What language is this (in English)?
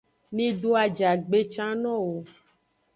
Aja (Benin)